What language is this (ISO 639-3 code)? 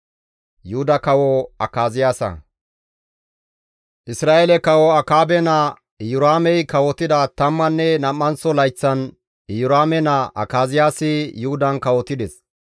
gmv